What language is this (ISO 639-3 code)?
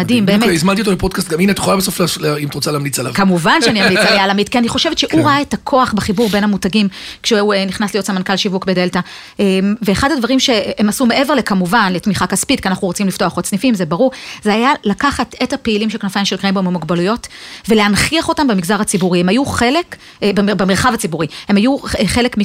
heb